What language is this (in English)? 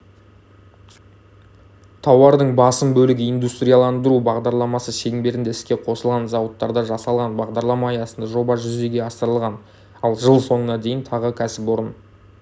Kazakh